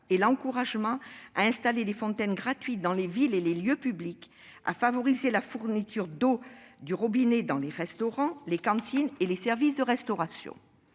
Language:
French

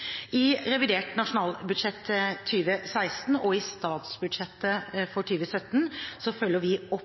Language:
Norwegian Bokmål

